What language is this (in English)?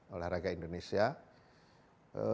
Indonesian